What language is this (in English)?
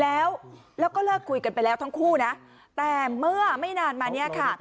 Thai